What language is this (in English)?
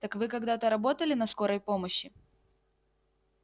Russian